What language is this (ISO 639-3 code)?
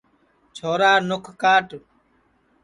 ssi